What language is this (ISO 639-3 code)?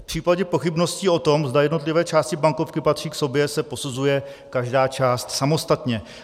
ces